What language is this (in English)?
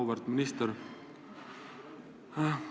Estonian